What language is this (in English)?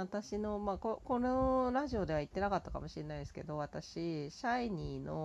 Japanese